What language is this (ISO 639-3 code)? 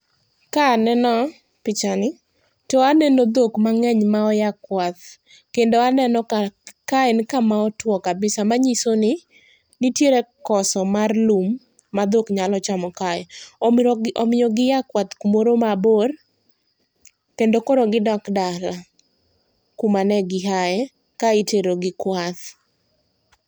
luo